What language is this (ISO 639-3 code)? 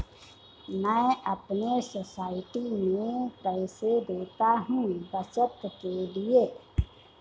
hin